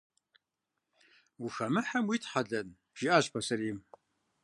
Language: Kabardian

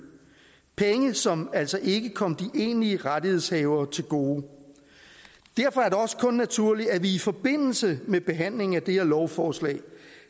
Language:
Danish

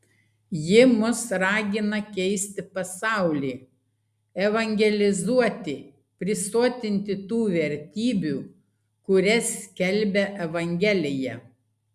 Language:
Lithuanian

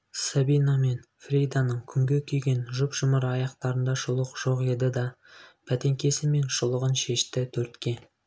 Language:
Kazakh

